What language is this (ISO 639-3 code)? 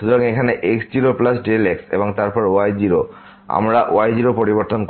ben